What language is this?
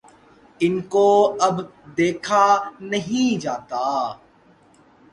Urdu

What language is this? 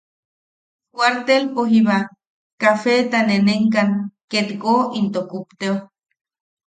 Yaqui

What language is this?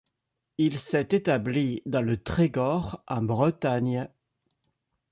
French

